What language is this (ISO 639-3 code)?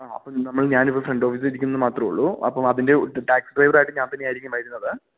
mal